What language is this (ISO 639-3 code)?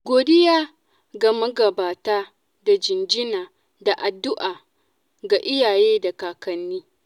hau